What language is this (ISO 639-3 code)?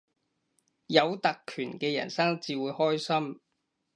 yue